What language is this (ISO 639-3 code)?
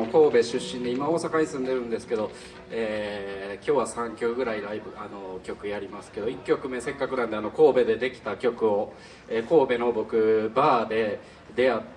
jpn